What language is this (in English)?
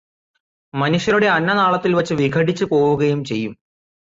Malayalam